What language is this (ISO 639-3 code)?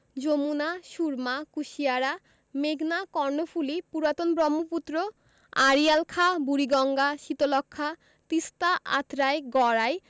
ben